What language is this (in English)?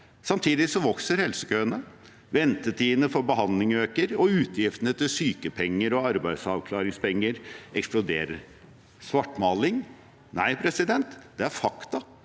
Norwegian